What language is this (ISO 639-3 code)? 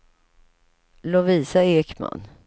swe